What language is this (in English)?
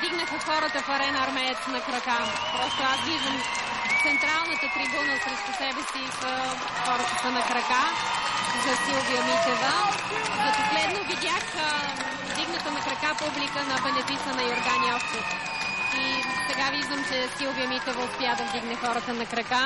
Bulgarian